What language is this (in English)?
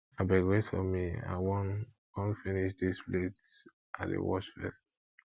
Nigerian Pidgin